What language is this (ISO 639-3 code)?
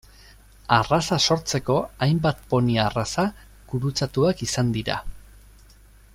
eus